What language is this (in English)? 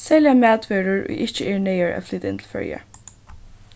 Faroese